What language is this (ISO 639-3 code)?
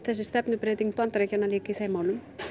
isl